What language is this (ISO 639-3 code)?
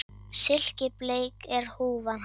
isl